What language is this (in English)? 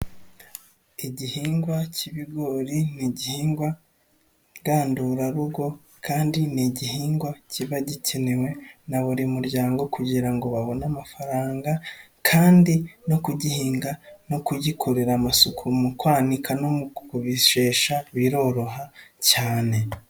Kinyarwanda